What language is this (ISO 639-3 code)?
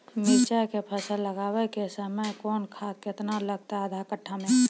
mai